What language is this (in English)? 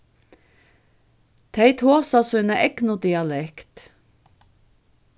Faroese